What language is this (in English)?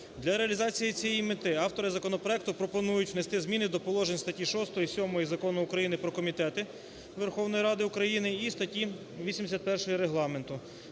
Ukrainian